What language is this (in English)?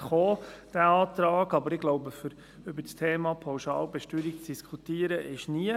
Swiss German